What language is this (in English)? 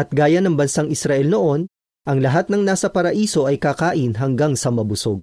Filipino